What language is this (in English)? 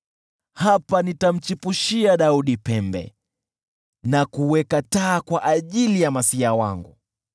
Swahili